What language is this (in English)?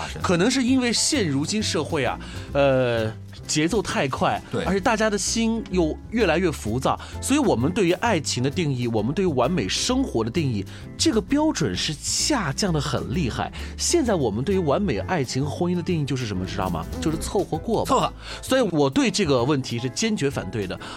Chinese